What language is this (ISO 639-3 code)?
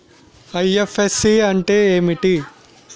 tel